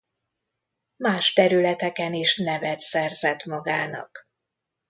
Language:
Hungarian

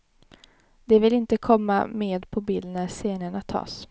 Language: Swedish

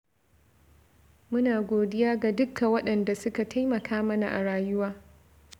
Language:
Hausa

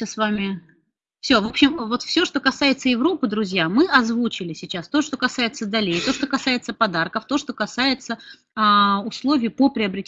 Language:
Russian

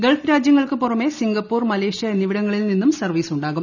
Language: Malayalam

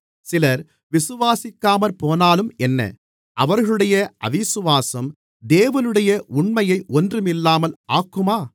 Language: Tamil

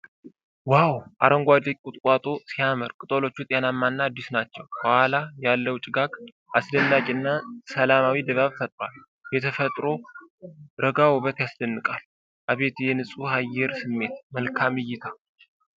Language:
Amharic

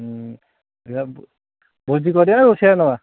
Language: Odia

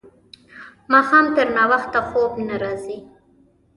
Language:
Pashto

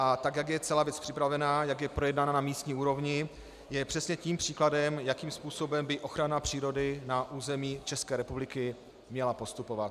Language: Czech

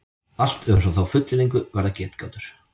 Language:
Icelandic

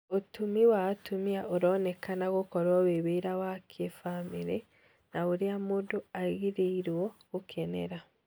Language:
Kikuyu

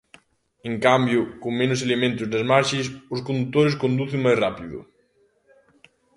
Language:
Galician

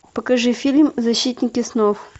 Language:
Russian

